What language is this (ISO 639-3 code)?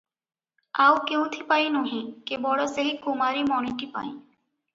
ori